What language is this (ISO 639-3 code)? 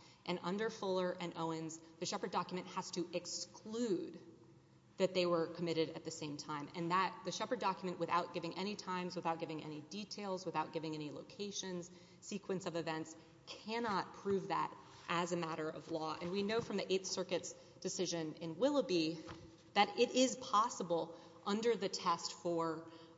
eng